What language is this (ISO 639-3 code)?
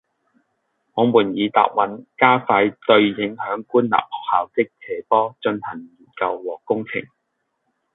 yue